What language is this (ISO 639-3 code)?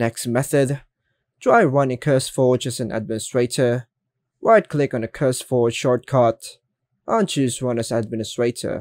eng